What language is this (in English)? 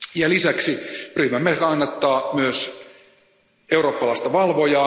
Finnish